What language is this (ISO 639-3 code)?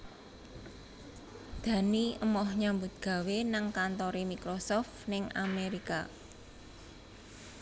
jav